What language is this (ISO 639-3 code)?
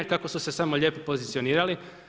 hrv